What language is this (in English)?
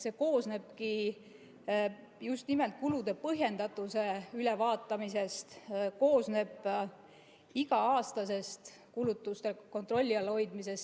Estonian